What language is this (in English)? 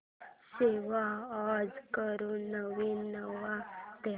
Marathi